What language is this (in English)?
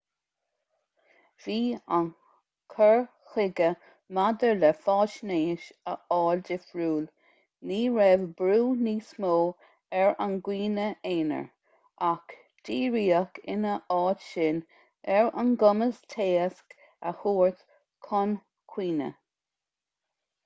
Irish